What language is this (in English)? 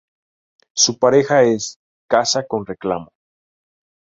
Spanish